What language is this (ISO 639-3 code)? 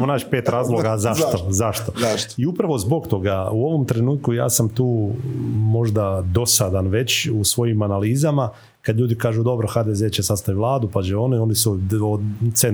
hrv